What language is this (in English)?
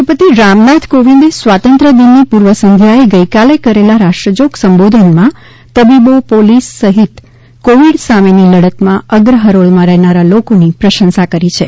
Gujarati